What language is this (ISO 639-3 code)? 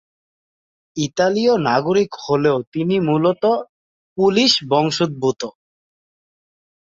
ben